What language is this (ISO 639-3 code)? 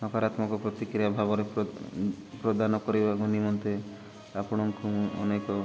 ori